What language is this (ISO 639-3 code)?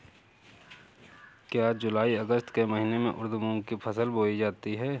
hin